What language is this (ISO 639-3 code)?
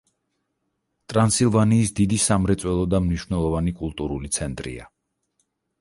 kat